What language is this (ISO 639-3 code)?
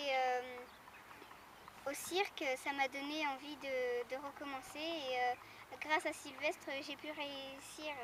fra